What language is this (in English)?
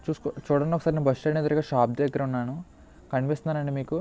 Telugu